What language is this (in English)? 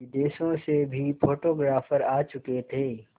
Hindi